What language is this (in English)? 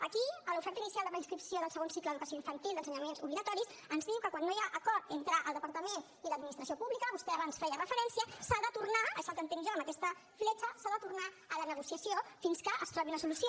Catalan